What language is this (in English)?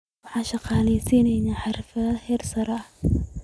Somali